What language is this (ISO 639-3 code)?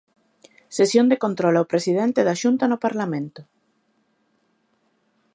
glg